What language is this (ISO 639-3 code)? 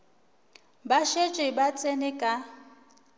nso